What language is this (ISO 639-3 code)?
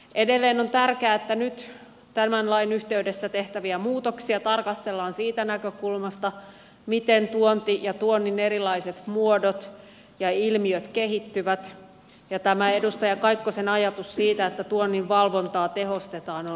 fin